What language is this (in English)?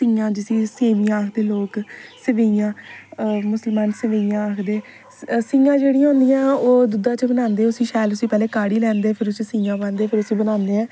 Dogri